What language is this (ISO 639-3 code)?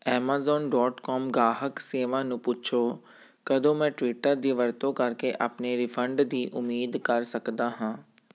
pan